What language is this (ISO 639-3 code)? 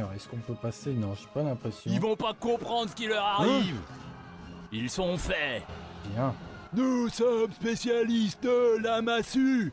fra